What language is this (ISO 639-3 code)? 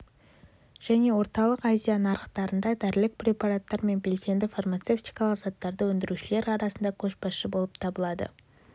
kaz